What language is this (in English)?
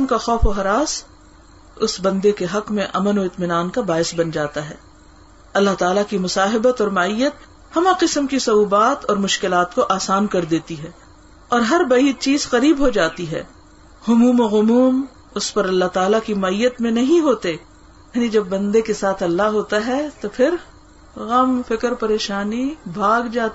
Urdu